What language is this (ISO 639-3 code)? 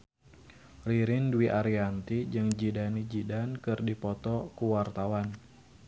sun